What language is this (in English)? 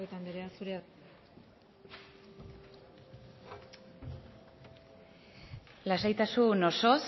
Basque